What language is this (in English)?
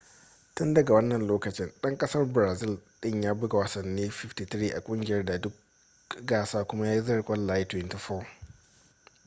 Hausa